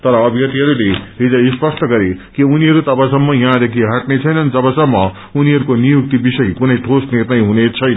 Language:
Nepali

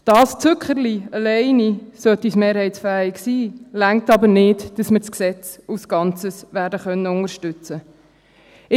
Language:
Swiss German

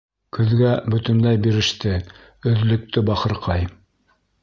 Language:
Bashkir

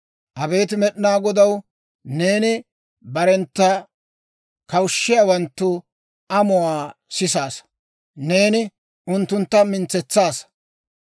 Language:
Dawro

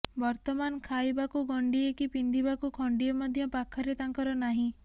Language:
Odia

